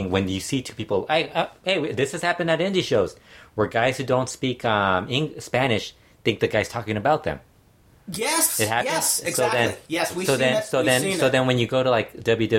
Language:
English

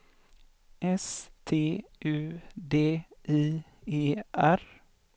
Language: Swedish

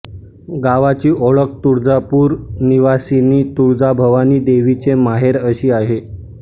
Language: Marathi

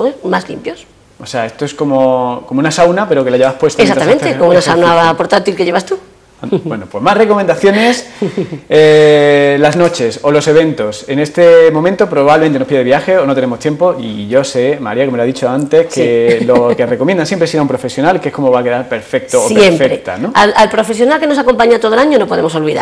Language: Spanish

